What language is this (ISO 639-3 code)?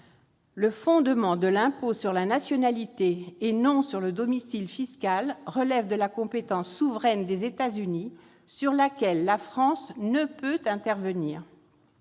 fra